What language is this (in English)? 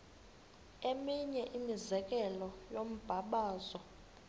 Xhosa